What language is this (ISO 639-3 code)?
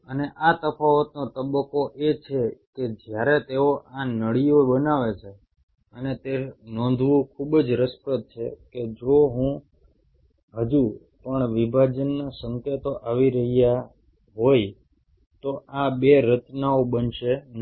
guj